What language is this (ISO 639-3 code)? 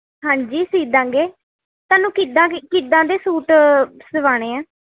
pan